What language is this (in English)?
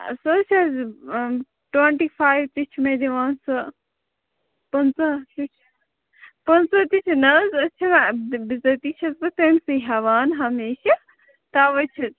Kashmiri